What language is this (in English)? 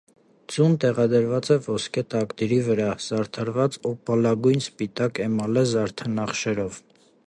Armenian